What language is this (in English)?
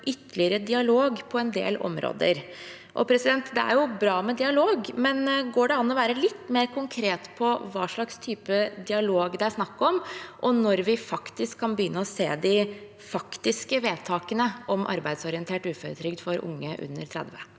Norwegian